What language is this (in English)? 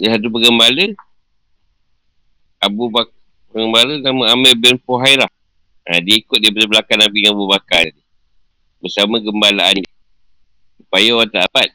Malay